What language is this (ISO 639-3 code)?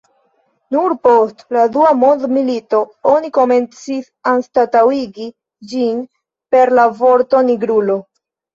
epo